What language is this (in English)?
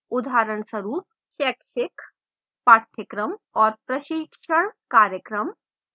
Hindi